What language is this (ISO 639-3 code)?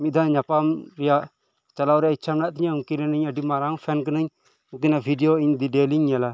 sat